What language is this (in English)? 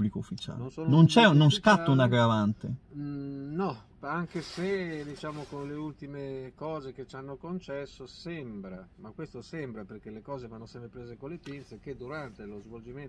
Italian